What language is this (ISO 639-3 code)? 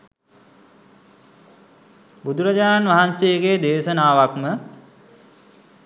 sin